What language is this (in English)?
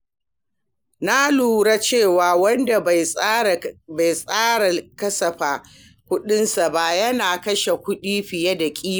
Hausa